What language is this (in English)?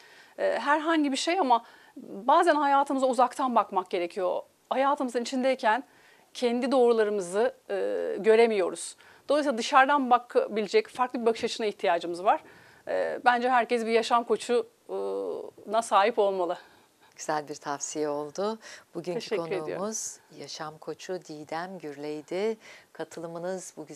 Turkish